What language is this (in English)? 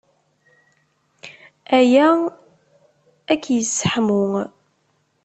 Kabyle